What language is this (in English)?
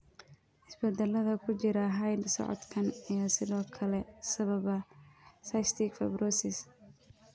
Somali